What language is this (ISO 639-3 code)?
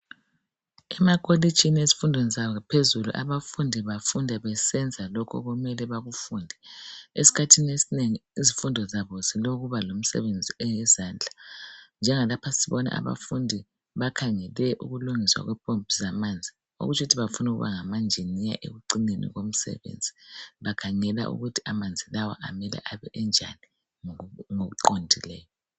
nde